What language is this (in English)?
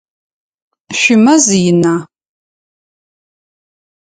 Adyghe